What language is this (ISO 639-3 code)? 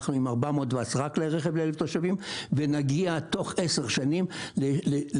heb